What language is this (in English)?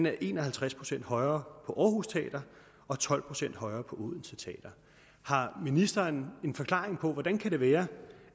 Danish